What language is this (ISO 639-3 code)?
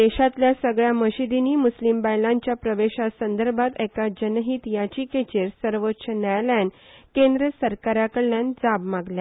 kok